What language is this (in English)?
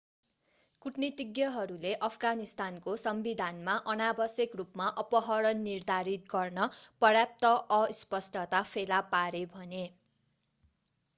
Nepali